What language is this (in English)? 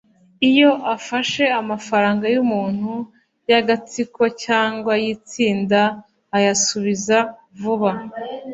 Kinyarwanda